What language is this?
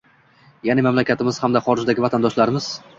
Uzbek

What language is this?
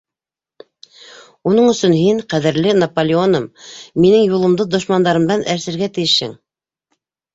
Bashkir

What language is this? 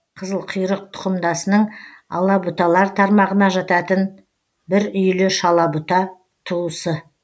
Kazakh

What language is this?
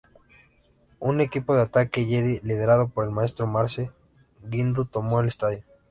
Spanish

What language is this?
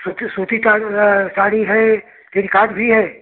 Hindi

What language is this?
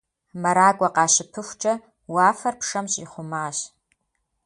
Kabardian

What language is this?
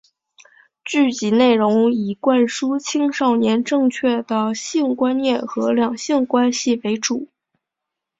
Chinese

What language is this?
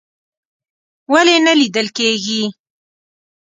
Pashto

